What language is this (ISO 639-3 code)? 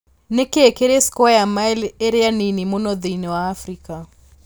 kik